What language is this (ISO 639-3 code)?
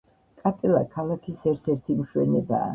kat